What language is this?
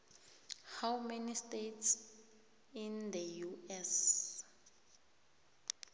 South Ndebele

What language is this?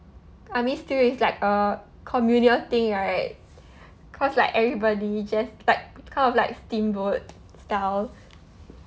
English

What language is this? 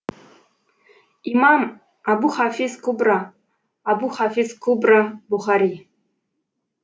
Kazakh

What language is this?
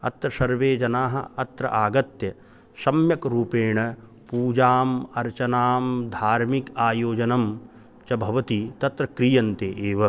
Sanskrit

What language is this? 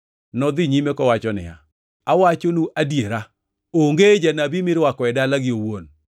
Luo (Kenya and Tanzania)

